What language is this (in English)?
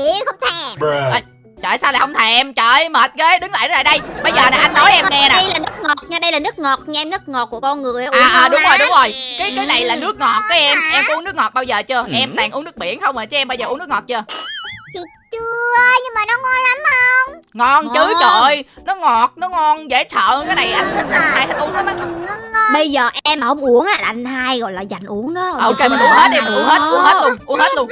Vietnamese